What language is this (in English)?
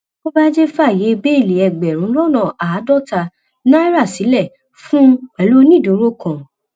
Yoruba